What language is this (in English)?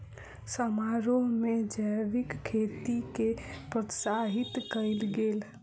Maithili